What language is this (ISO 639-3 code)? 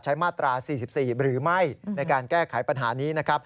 tha